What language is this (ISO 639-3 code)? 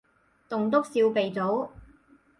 yue